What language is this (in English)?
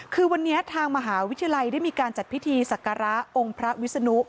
Thai